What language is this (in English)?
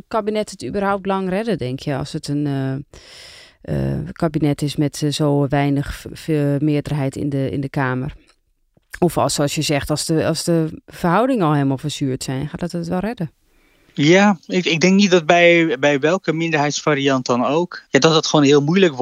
Dutch